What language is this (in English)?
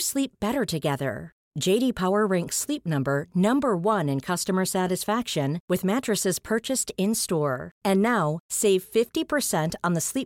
Swedish